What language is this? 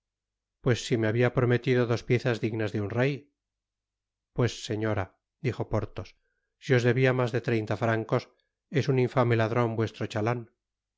Spanish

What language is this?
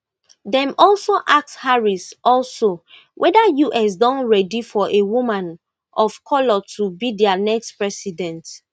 Nigerian Pidgin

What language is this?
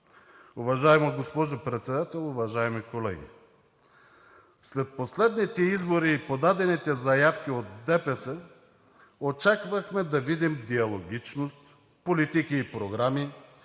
Bulgarian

